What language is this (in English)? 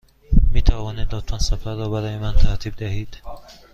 Persian